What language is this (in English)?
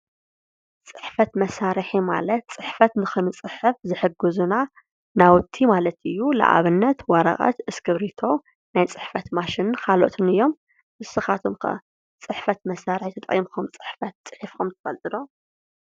Tigrinya